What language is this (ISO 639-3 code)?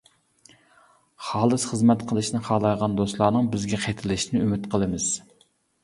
uig